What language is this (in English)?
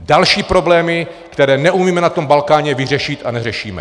Czech